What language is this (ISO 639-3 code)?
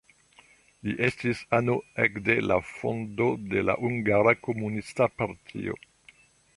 epo